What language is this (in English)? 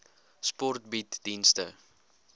Afrikaans